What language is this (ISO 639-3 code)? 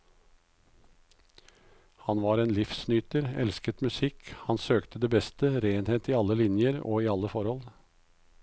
nor